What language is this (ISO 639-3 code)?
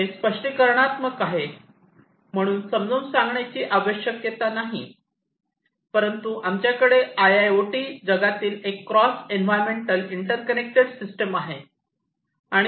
mar